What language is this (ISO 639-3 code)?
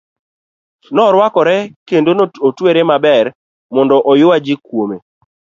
luo